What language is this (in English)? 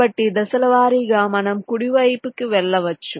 Telugu